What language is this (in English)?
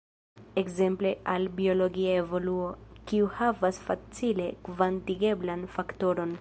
Esperanto